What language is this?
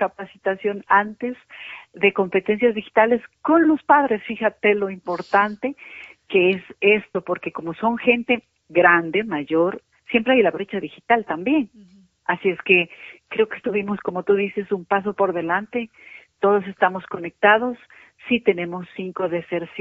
Spanish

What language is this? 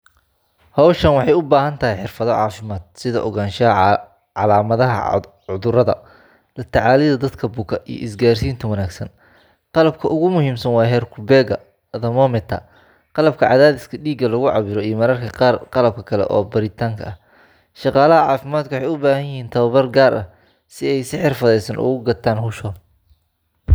Somali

